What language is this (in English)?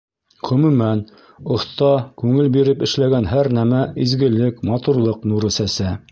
Bashkir